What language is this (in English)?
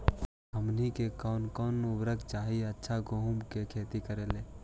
Magahi